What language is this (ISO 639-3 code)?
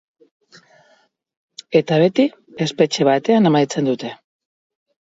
eus